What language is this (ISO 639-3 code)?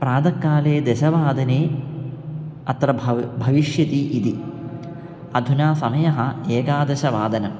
san